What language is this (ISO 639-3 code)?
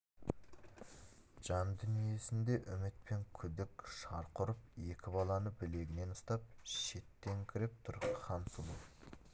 kaz